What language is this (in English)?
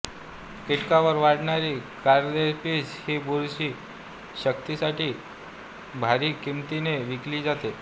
Marathi